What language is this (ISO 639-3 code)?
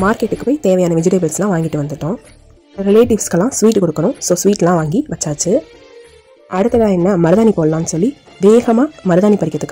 ron